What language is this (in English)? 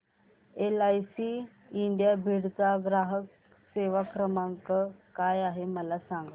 Marathi